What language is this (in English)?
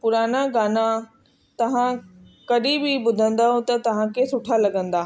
Sindhi